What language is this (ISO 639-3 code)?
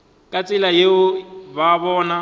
nso